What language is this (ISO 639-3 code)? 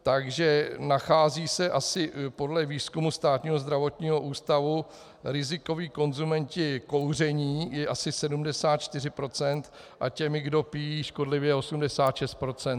ces